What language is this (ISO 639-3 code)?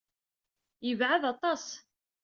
kab